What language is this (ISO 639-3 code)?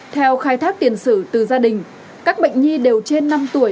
vie